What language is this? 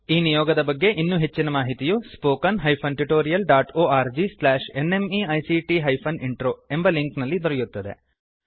Kannada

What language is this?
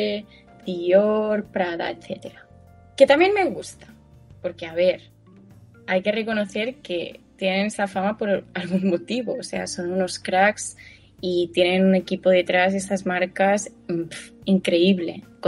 Spanish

